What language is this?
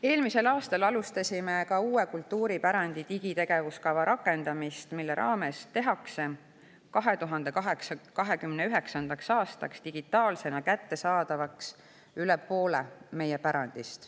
Estonian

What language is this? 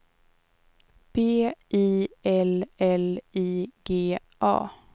Swedish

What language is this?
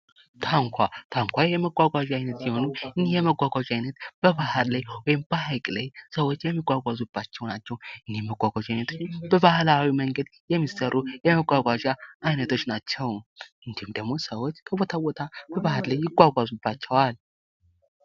Amharic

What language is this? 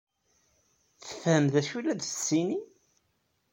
Kabyle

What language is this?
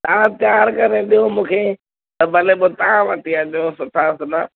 Sindhi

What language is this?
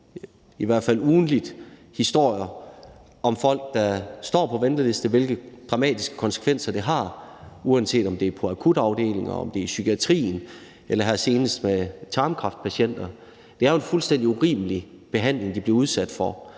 Danish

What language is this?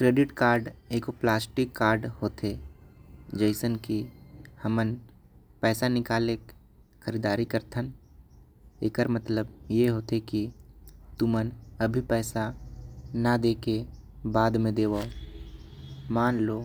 Korwa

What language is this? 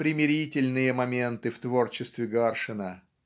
Russian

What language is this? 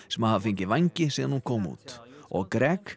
Icelandic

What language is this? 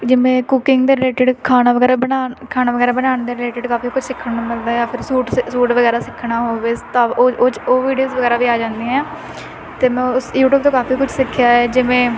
Punjabi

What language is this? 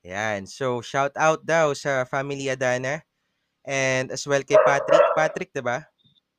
Filipino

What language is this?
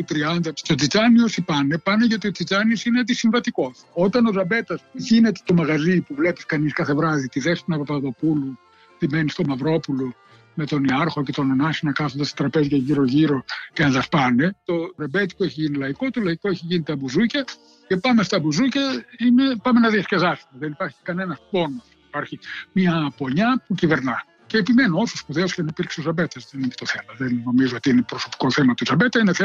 Greek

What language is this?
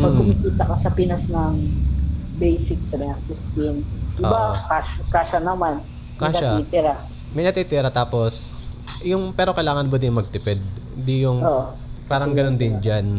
Filipino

